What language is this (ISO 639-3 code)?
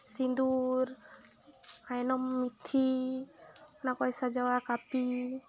sat